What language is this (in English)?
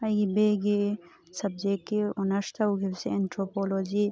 Manipuri